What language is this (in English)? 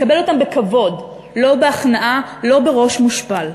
Hebrew